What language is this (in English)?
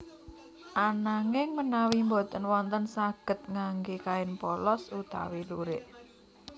Javanese